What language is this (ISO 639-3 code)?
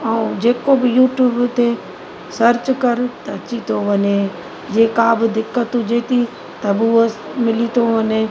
snd